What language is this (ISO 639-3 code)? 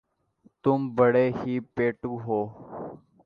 urd